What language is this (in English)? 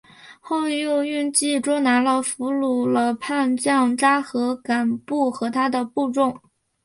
Chinese